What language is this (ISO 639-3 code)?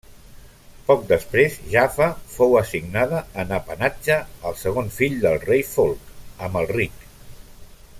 cat